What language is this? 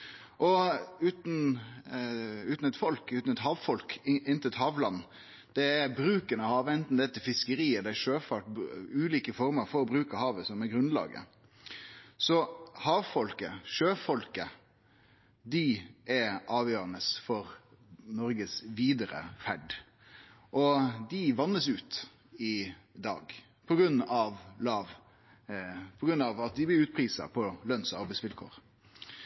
Norwegian Nynorsk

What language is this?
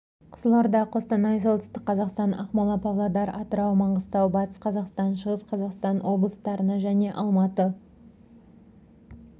Kazakh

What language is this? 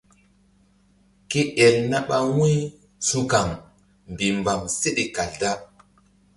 Mbum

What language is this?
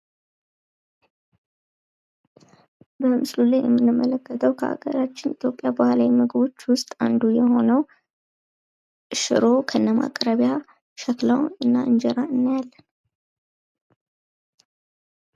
Amharic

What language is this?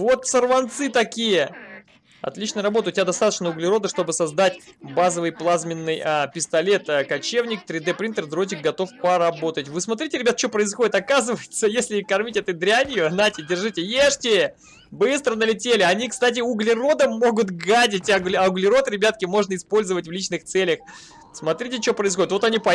Russian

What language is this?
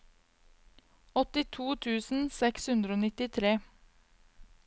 Norwegian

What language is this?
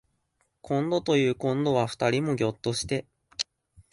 Japanese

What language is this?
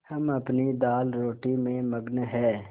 Hindi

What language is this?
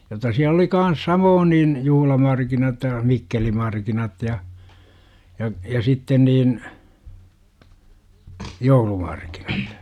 Finnish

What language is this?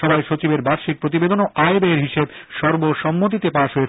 Bangla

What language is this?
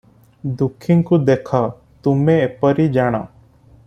Odia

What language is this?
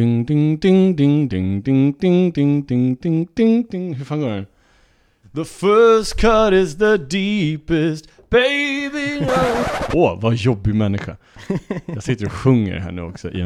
Swedish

